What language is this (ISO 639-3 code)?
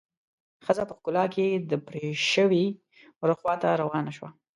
pus